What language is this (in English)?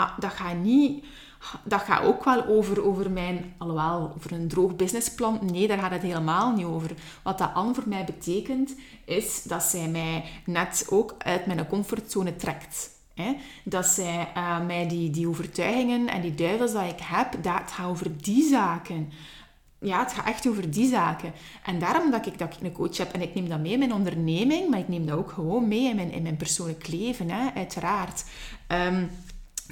Dutch